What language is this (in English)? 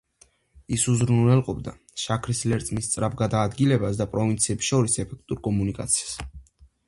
Georgian